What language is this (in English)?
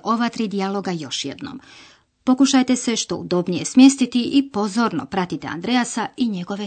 Croatian